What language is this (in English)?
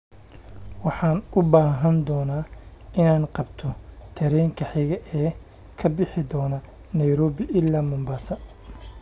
Somali